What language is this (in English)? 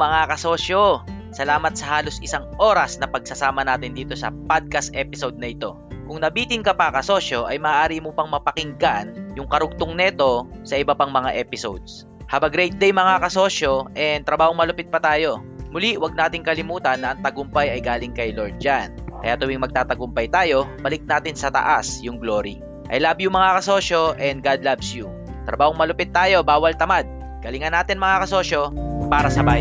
Filipino